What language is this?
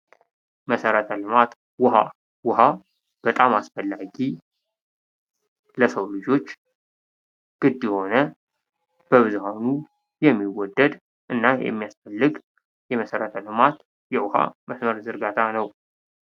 Amharic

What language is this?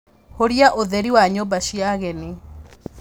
Kikuyu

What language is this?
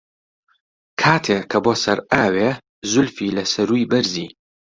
Central Kurdish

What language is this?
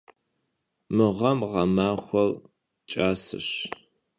Kabardian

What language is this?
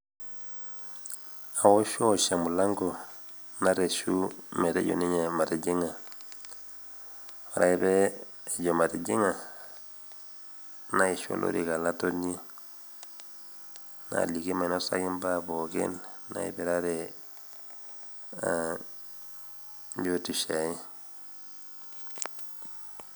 Masai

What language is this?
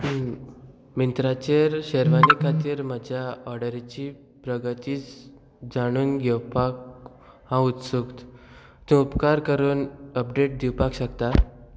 Konkani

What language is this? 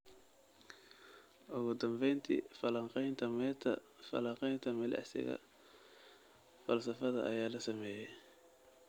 Somali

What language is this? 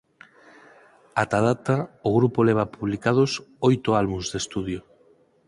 Galician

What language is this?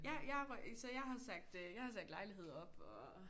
Danish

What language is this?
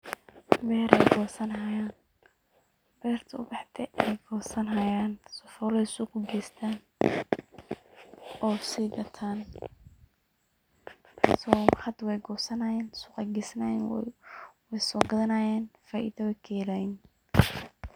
Somali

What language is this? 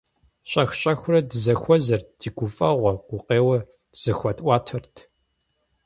Kabardian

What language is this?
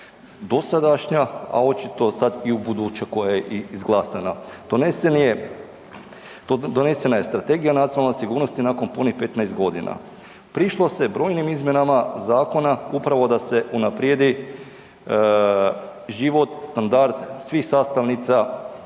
Croatian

